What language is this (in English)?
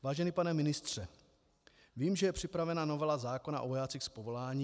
Czech